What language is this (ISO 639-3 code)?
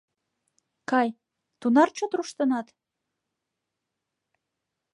chm